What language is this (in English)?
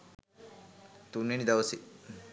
Sinhala